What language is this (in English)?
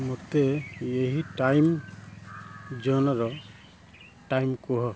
Odia